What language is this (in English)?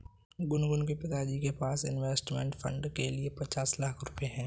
Hindi